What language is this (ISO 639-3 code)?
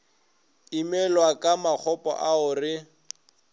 nso